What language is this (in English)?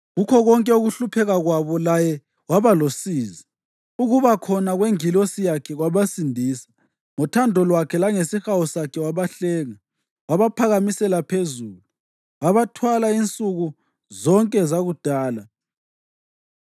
North Ndebele